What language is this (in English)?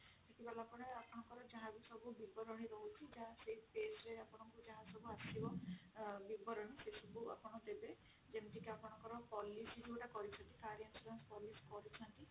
Odia